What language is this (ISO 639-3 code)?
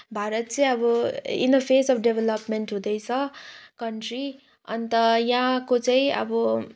nep